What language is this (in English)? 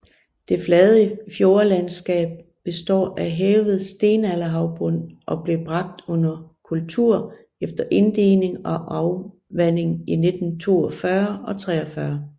Danish